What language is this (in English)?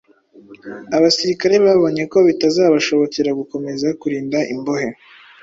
Kinyarwanda